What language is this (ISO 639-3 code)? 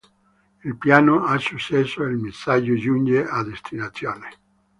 ita